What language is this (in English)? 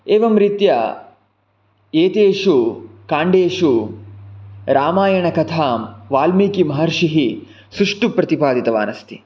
Sanskrit